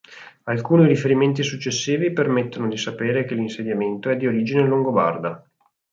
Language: Italian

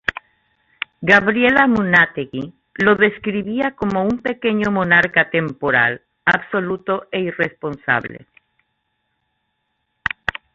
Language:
Spanish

